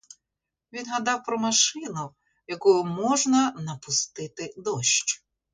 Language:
Ukrainian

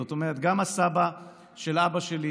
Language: Hebrew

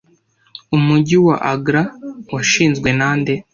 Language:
Kinyarwanda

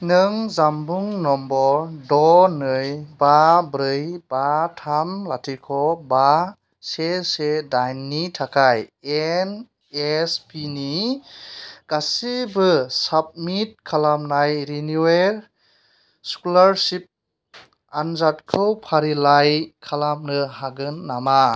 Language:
Bodo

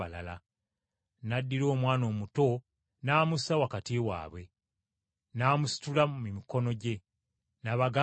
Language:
Ganda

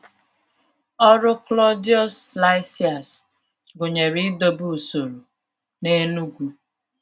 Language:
Igbo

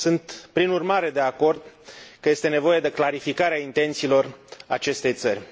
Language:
Romanian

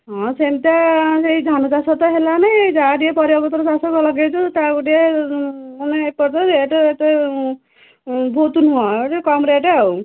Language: Odia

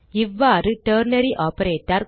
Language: Tamil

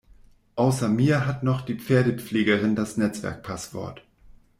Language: German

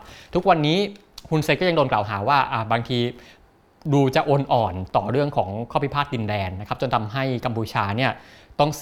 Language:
Thai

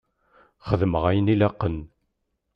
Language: Kabyle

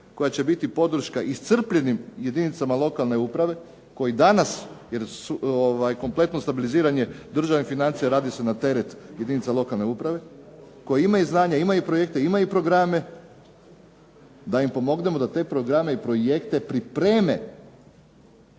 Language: Croatian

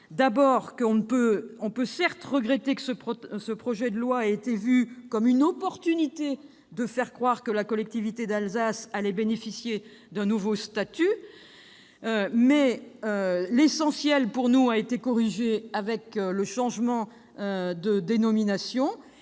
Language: French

